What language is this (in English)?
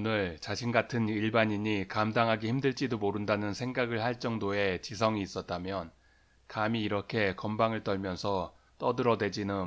Korean